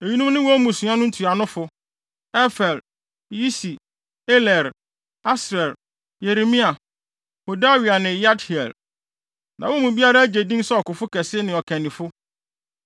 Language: Akan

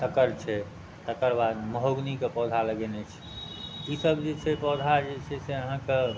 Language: Maithili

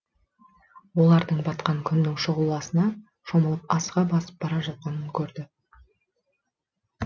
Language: Kazakh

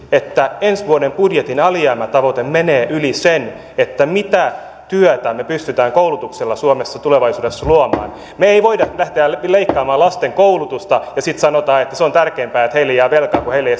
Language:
Finnish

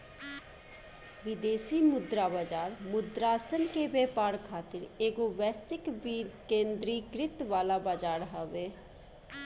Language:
Bhojpuri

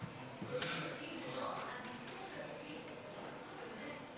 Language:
Hebrew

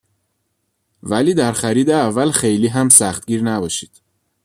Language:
Persian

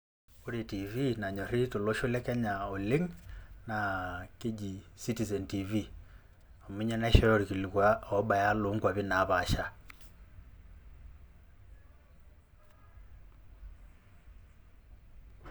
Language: Masai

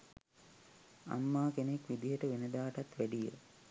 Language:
Sinhala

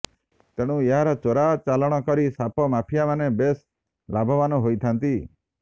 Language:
Odia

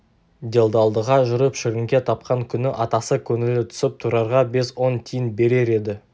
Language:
Kazakh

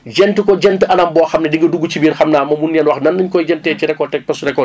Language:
Wolof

